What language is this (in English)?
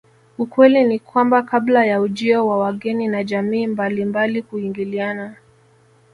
Swahili